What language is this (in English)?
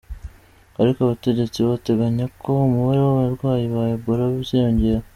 Kinyarwanda